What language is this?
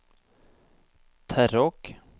Norwegian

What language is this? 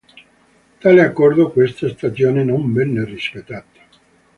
Italian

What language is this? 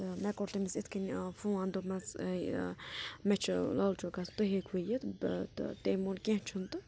Kashmiri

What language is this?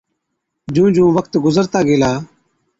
Od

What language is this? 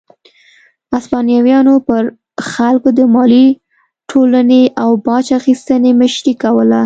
Pashto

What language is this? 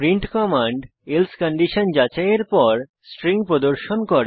Bangla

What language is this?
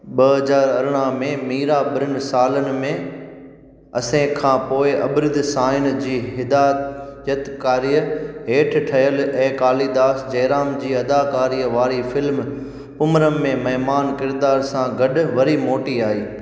Sindhi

